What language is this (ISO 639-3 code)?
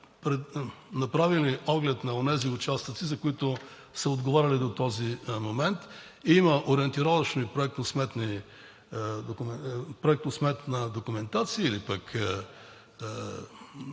bul